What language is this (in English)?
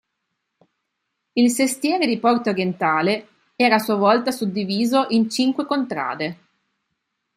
Italian